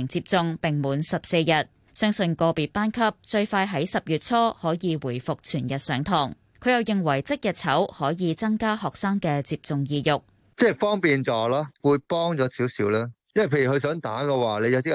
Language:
Chinese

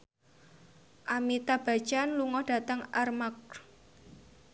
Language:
Javanese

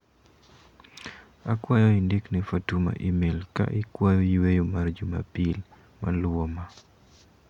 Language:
Luo (Kenya and Tanzania)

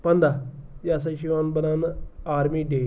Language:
Kashmiri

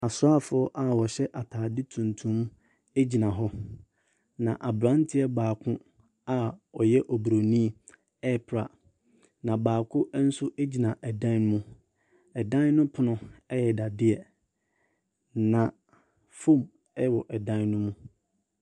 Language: Akan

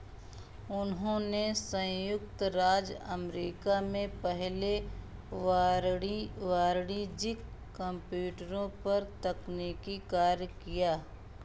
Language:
Hindi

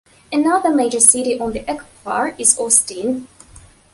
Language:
English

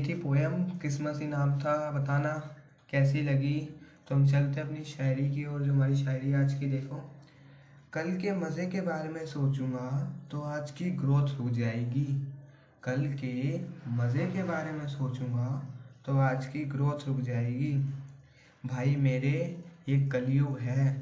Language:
Hindi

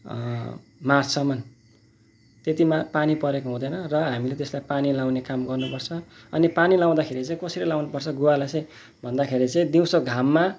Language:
Nepali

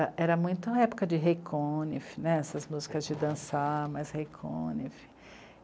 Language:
Portuguese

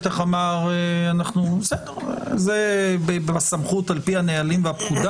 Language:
Hebrew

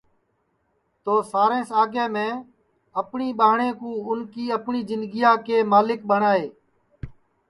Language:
Sansi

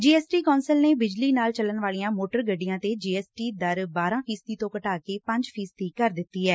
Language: Punjabi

